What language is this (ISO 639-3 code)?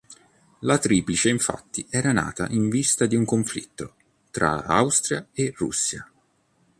ita